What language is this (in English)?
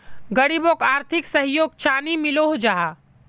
Magahi